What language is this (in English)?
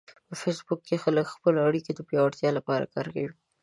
Pashto